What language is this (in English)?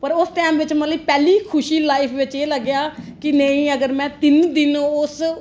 Dogri